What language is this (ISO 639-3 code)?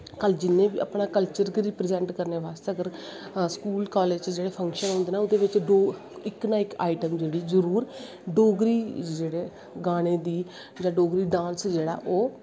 doi